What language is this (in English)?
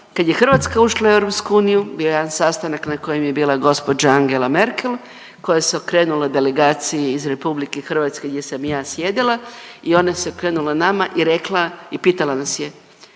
Croatian